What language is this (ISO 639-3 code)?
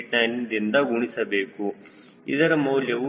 kan